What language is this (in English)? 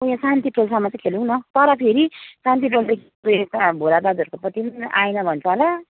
Nepali